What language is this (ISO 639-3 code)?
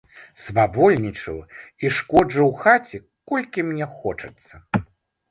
bel